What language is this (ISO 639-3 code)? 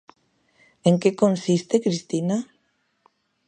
glg